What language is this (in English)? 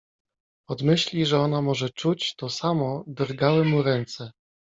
Polish